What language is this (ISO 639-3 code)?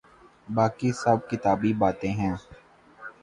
urd